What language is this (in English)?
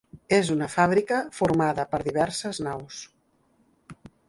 Catalan